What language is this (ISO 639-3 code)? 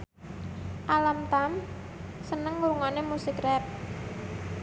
jav